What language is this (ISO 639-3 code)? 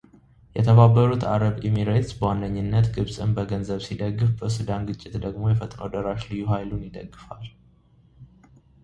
amh